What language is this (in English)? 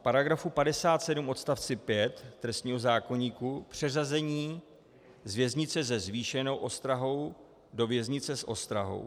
Czech